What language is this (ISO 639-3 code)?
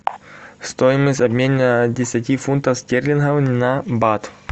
rus